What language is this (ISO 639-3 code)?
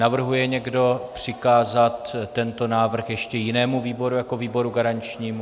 ces